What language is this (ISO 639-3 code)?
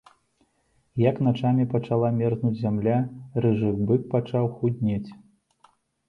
bel